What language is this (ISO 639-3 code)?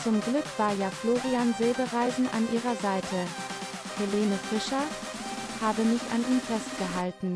deu